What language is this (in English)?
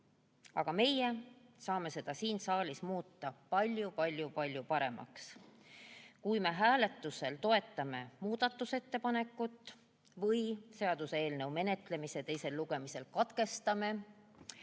Estonian